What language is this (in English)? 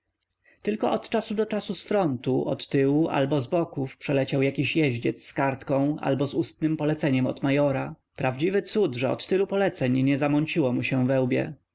Polish